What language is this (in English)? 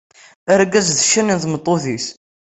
Kabyle